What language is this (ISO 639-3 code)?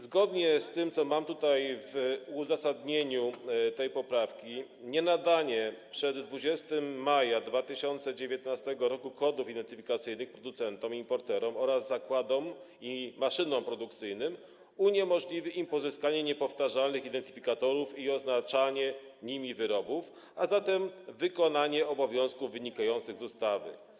pol